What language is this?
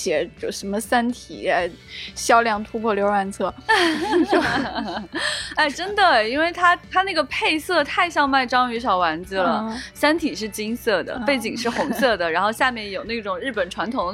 Chinese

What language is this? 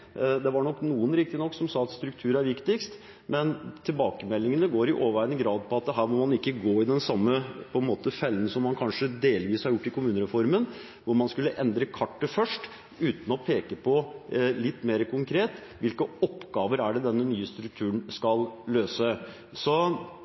Norwegian Bokmål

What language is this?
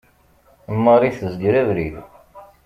Kabyle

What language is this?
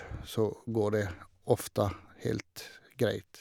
Norwegian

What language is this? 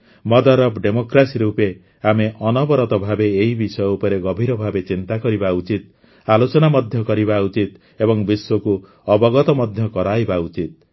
Odia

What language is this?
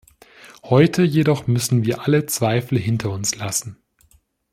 German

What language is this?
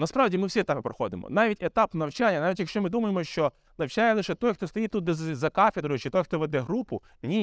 Ukrainian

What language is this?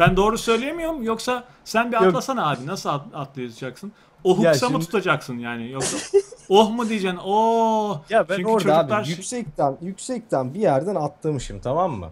Turkish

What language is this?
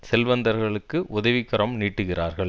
Tamil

